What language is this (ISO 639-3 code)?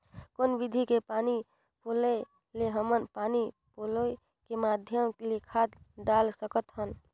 hne